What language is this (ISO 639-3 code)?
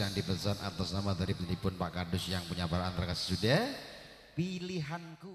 ind